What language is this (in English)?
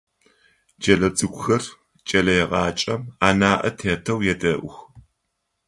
Adyghe